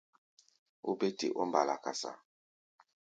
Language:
Gbaya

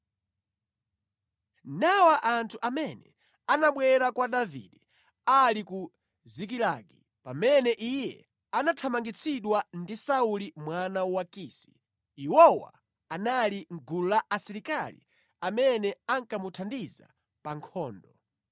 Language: Nyanja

